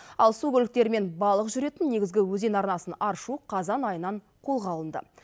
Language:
Kazakh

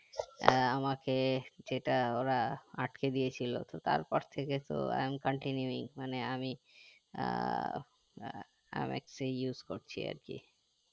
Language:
Bangla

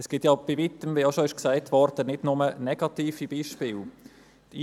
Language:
Swiss German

